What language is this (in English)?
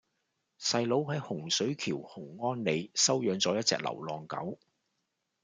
Cantonese